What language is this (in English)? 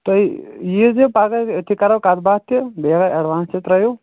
Kashmiri